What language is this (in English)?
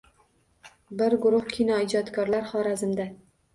Uzbek